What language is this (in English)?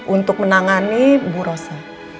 Indonesian